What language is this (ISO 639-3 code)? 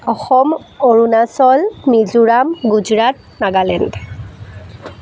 asm